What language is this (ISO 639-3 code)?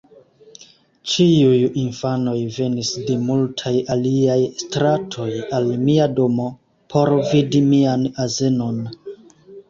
epo